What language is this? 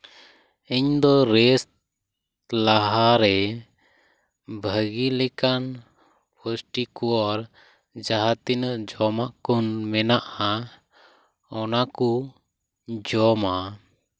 Santali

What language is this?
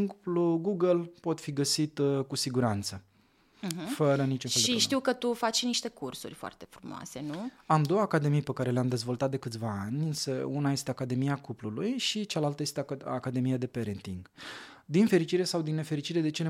Romanian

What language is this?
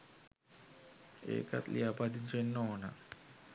Sinhala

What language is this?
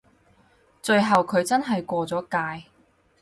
Cantonese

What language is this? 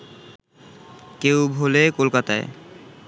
Bangla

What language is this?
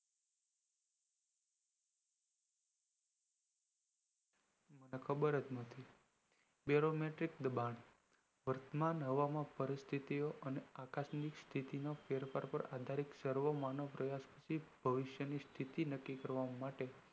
Gujarati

